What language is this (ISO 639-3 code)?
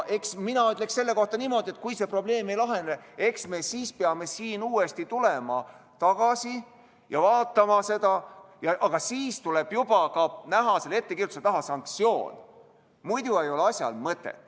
est